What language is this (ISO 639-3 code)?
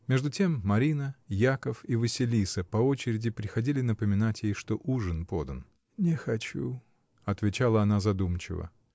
rus